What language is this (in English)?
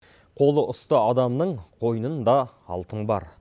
Kazakh